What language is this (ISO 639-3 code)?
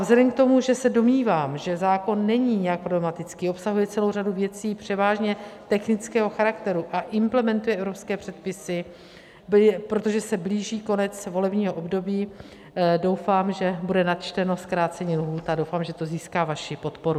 ces